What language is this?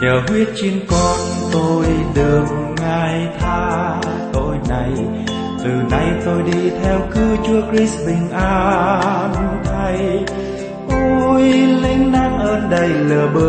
Vietnamese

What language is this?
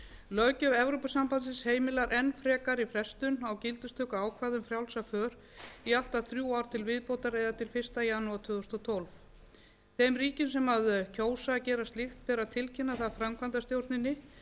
Icelandic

